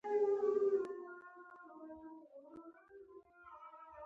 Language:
Pashto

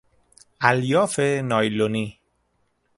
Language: Persian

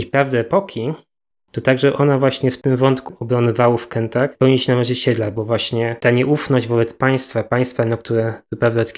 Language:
Polish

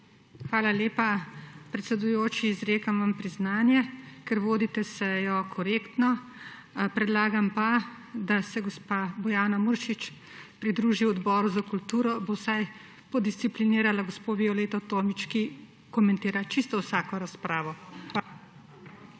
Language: Slovenian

